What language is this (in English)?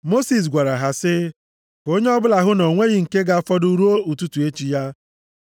Igbo